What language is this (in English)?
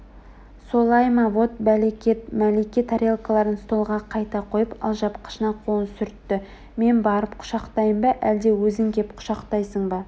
Kazakh